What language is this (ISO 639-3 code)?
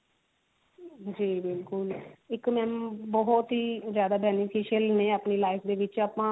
pan